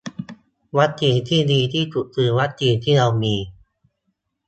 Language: Thai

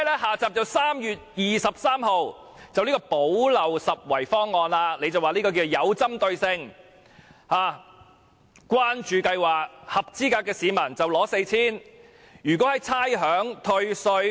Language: Cantonese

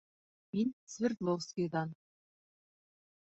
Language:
Bashkir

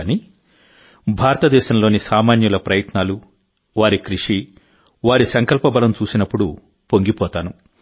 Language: Telugu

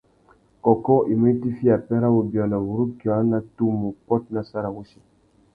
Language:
Tuki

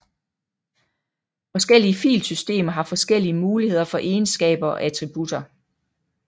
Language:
Danish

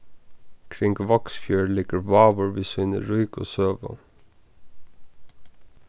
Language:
Faroese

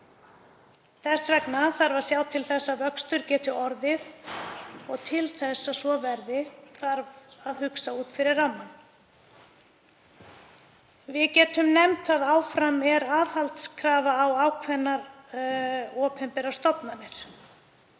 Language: Icelandic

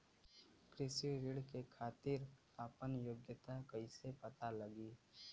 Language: Bhojpuri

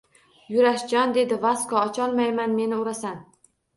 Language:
Uzbek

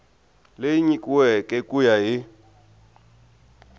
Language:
Tsonga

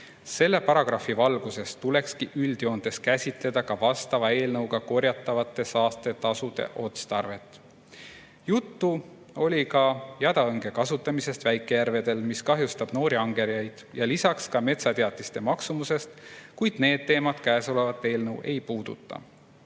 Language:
Estonian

